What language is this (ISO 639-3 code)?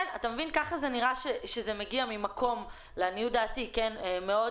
heb